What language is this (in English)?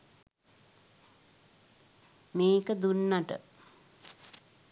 Sinhala